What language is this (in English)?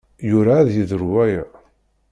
Kabyle